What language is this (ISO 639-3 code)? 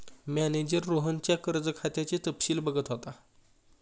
mar